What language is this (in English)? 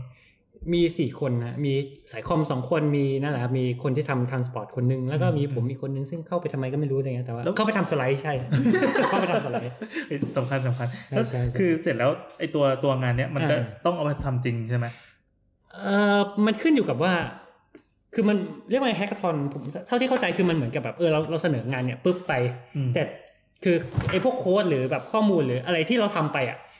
Thai